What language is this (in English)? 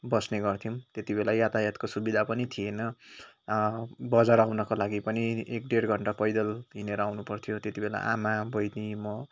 Nepali